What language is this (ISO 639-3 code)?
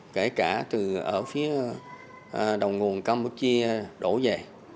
vie